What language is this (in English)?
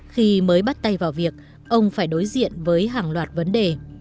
Vietnamese